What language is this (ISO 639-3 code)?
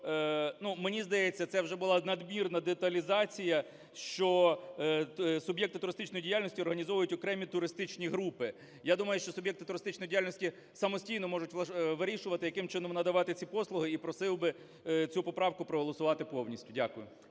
ukr